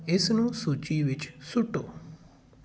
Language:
Punjabi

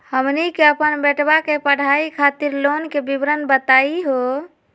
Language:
Magahi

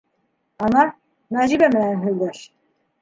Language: Bashkir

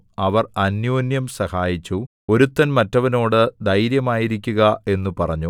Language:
Malayalam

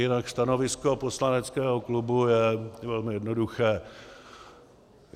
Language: Czech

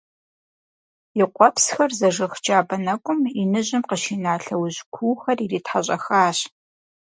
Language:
Kabardian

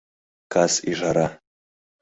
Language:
Mari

